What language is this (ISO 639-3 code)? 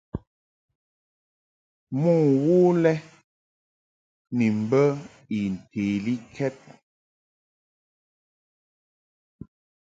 mhk